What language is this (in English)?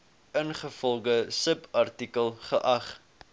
Afrikaans